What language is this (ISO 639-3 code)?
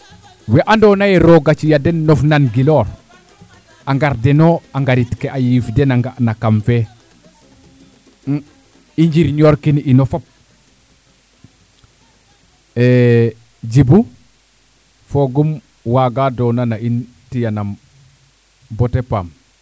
srr